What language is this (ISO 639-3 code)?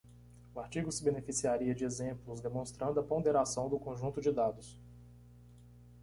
por